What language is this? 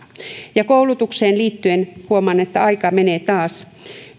Finnish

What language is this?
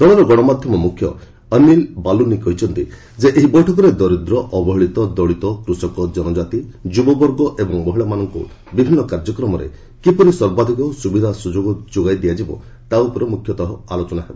Odia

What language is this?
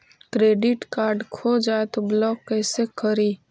Magahi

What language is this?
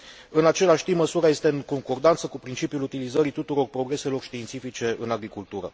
Romanian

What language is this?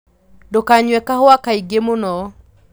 Kikuyu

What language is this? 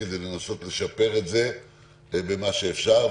Hebrew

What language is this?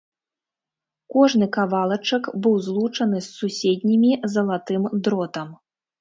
Belarusian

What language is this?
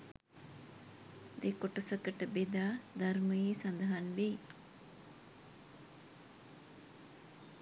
Sinhala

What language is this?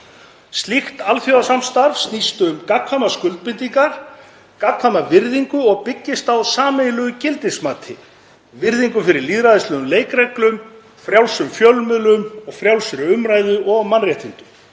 Icelandic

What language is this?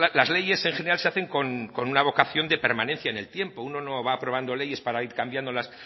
Spanish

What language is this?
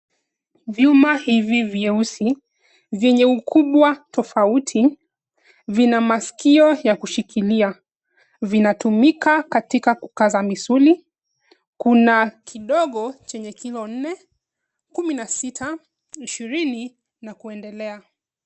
Swahili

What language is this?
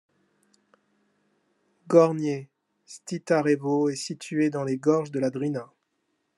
French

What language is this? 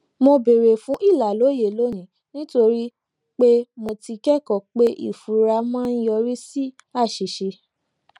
Yoruba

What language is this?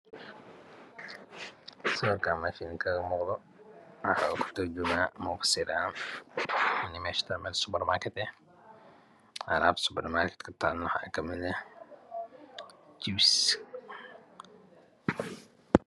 Somali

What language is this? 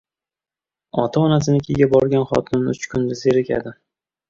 Uzbek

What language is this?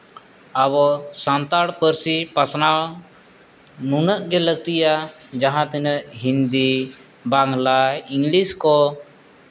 Santali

